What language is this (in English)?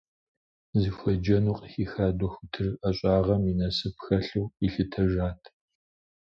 Kabardian